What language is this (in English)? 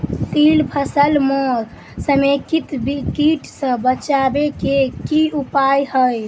Maithili